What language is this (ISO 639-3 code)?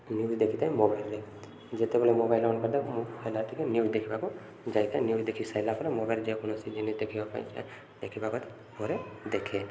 ori